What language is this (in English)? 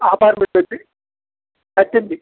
Telugu